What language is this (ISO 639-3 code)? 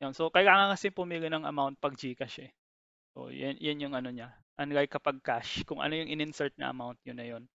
fil